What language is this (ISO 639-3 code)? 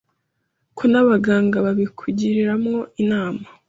kin